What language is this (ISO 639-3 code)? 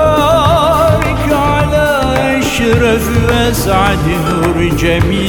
tur